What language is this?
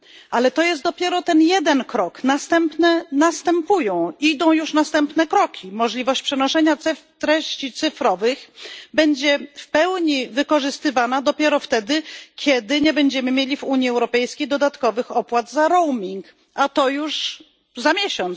Polish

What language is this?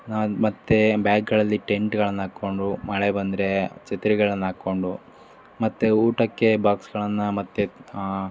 Kannada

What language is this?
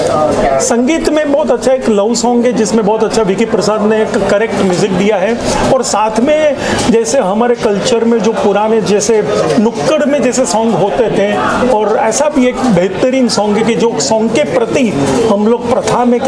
Hindi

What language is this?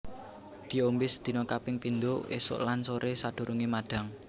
Javanese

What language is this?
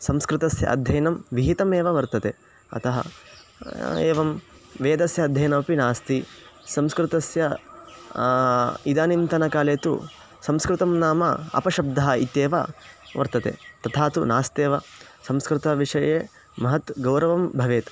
Sanskrit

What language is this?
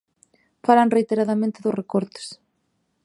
Galician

